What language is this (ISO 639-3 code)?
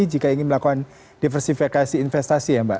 ind